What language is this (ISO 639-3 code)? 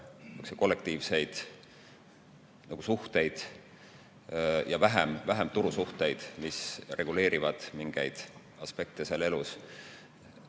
est